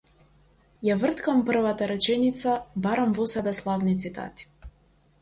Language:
Macedonian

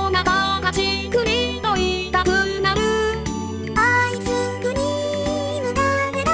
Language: Japanese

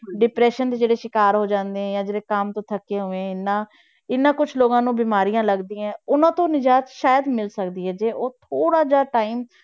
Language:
Punjabi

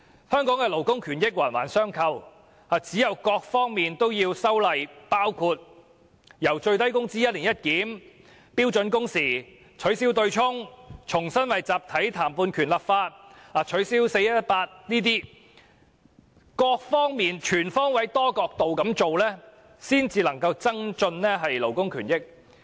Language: Cantonese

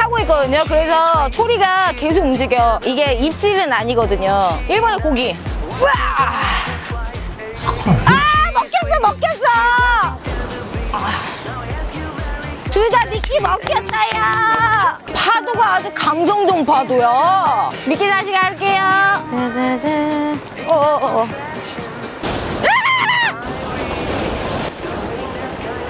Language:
Korean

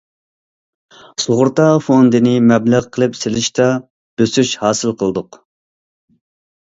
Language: Uyghur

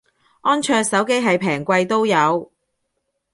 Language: Cantonese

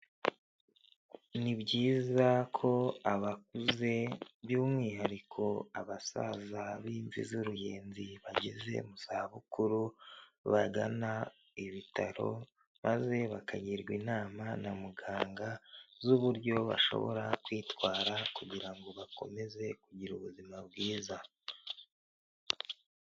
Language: Kinyarwanda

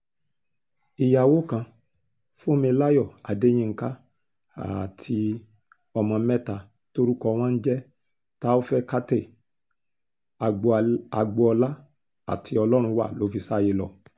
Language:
Yoruba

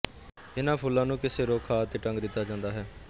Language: Punjabi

